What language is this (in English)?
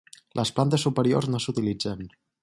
Catalan